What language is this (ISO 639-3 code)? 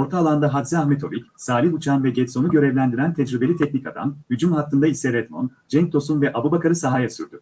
tur